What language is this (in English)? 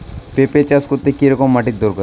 Bangla